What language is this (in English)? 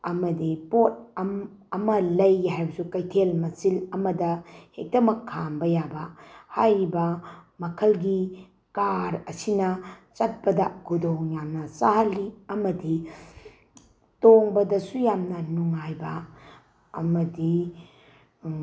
Manipuri